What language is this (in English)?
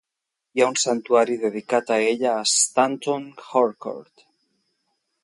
Catalan